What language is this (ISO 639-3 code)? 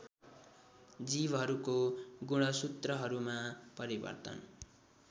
nep